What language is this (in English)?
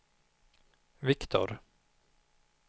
Swedish